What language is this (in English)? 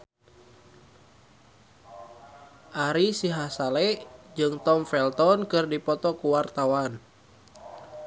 Sundanese